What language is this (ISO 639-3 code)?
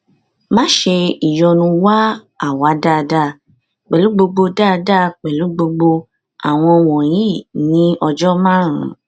yor